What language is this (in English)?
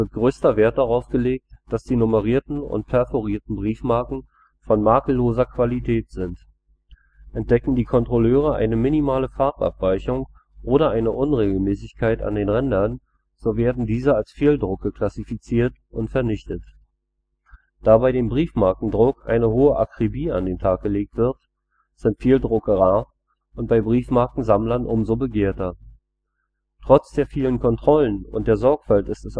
German